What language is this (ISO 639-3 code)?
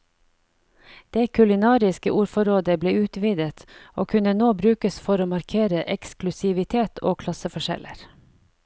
nor